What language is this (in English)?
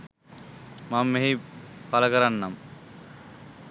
Sinhala